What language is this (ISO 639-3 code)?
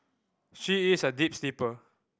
eng